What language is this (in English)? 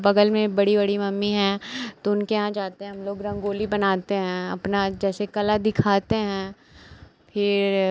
Hindi